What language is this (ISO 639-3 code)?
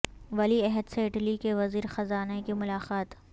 urd